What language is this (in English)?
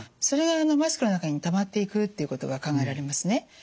Japanese